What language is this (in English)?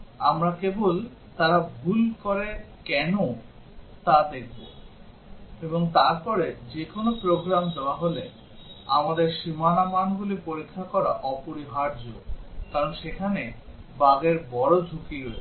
Bangla